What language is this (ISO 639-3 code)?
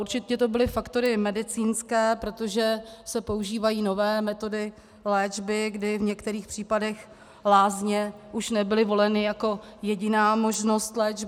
ces